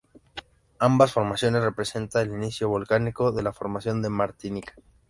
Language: Spanish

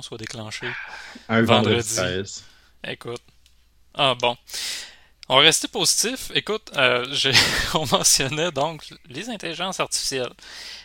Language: French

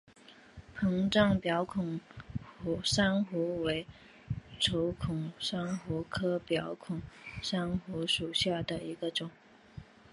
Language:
Chinese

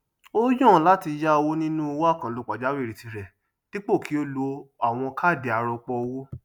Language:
Yoruba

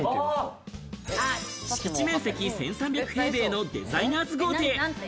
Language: Japanese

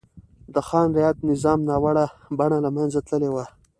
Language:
Pashto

